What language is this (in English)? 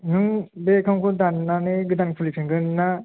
Bodo